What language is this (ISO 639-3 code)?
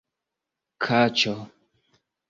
epo